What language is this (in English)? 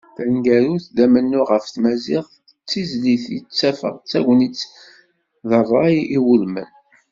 Kabyle